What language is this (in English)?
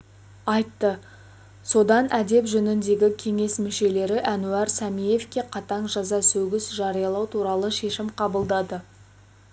Kazakh